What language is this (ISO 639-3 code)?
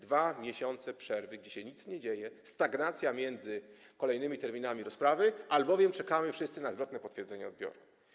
pol